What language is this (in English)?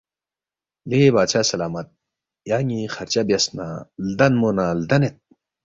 Balti